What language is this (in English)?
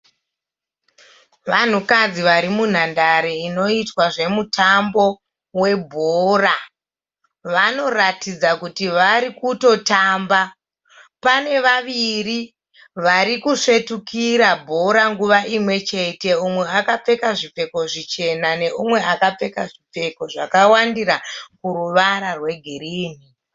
Shona